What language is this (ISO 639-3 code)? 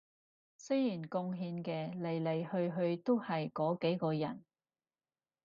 yue